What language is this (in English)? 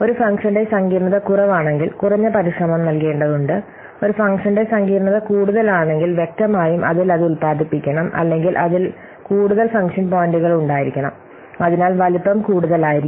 Malayalam